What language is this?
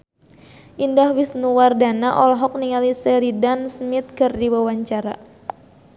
Sundanese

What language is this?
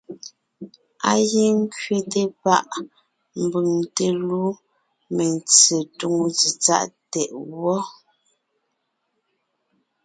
Ngiemboon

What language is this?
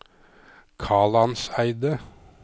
Norwegian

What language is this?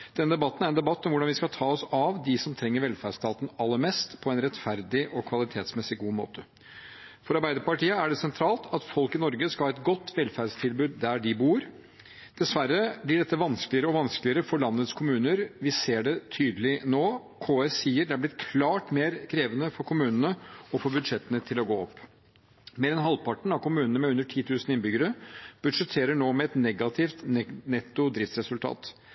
Norwegian Bokmål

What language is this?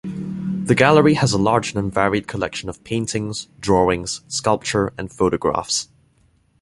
English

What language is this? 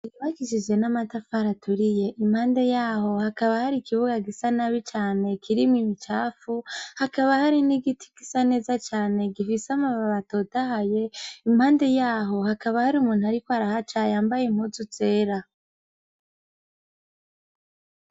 Rundi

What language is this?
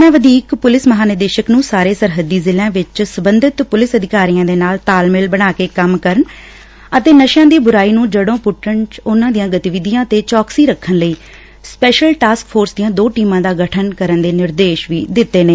Punjabi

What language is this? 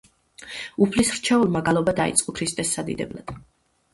Georgian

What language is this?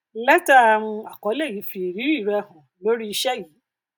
Yoruba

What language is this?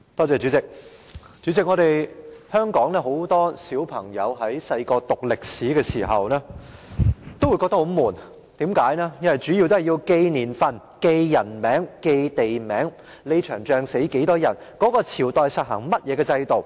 Cantonese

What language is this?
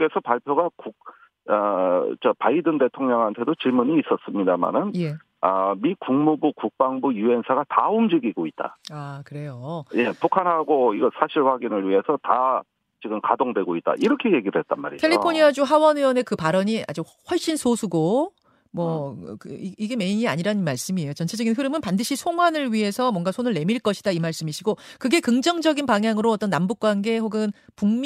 Korean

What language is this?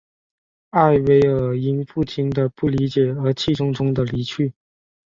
Chinese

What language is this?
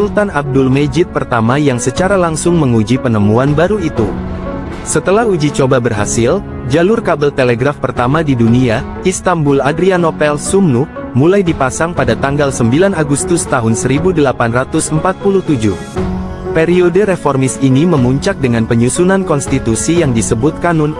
Indonesian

